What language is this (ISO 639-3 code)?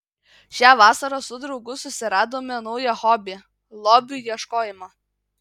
lit